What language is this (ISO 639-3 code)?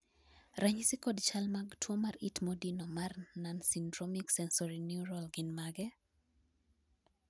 luo